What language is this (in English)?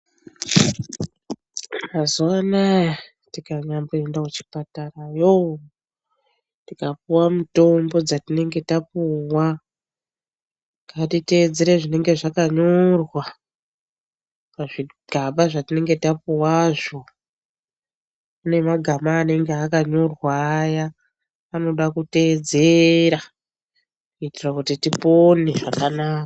Ndau